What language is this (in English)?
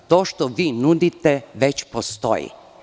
Serbian